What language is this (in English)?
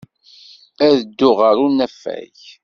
Kabyle